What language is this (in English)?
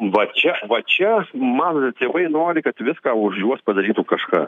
Lithuanian